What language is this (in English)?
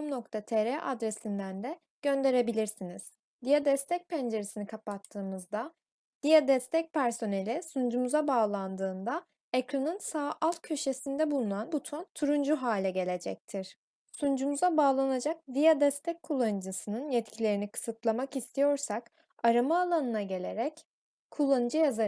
Turkish